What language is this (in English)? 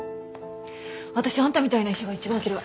Japanese